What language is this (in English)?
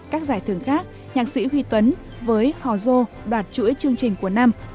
Vietnamese